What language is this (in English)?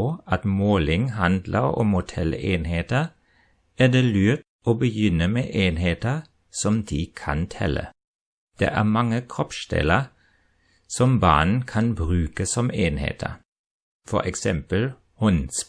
German